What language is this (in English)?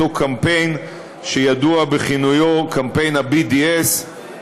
Hebrew